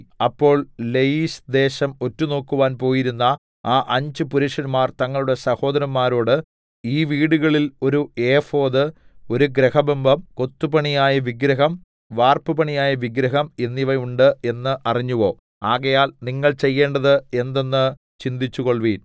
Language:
Malayalam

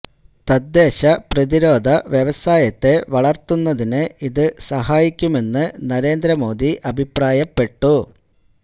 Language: Malayalam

